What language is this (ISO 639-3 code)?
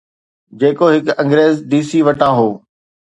snd